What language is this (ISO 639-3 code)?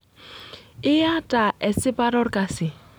mas